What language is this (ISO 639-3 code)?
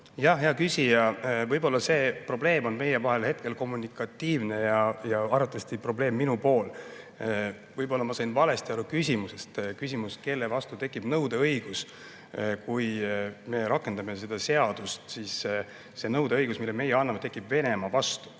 est